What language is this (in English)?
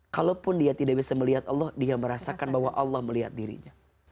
Indonesian